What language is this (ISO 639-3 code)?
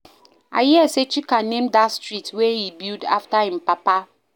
pcm